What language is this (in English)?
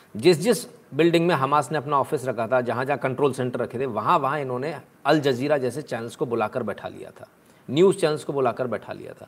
Hindi